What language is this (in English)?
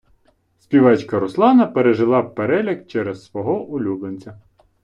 Ukrainian